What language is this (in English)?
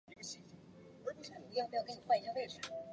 Chinese